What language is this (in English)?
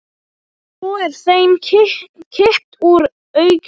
Icelandic